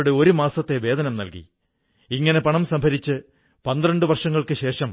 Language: Malayalam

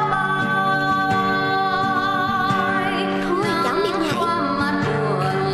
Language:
Vietnamese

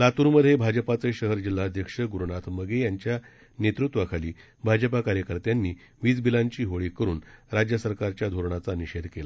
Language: Marathi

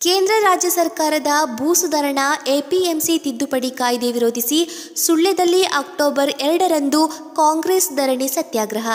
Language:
Kannada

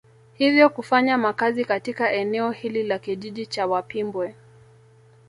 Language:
Swahili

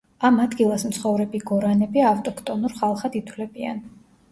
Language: Georgian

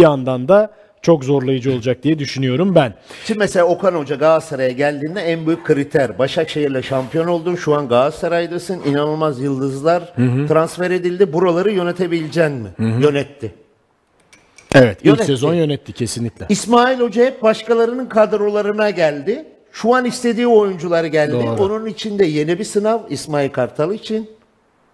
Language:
Turkish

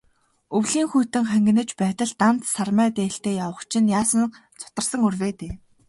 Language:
Mongolian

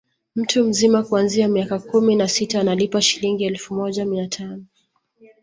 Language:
Swahili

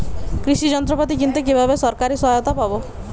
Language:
Bangla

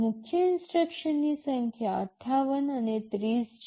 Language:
Gujarati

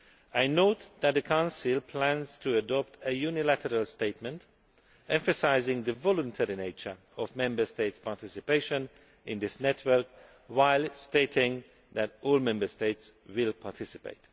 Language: English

